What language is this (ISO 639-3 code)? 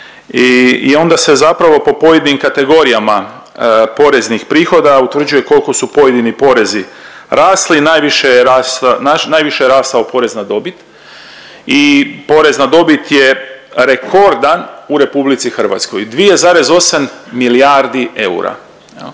hrv